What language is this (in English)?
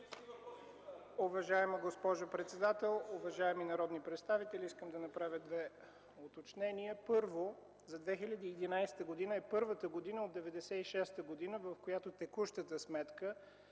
Bulgarian